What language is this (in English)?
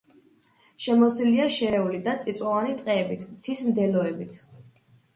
Georgian